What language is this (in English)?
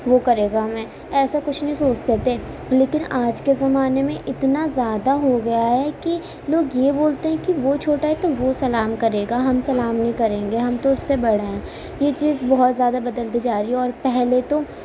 Urdu